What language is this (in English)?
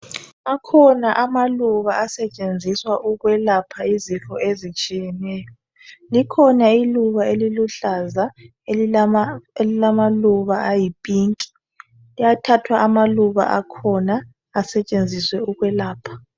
North Ndebele